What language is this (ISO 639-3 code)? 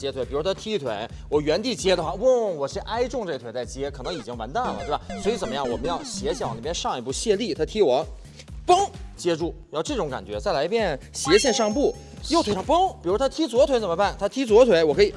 zho